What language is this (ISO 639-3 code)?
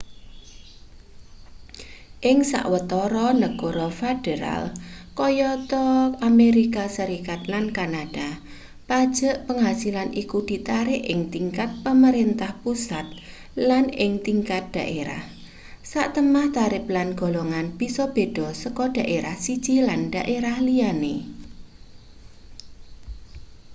jav